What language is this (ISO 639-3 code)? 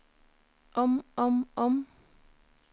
nor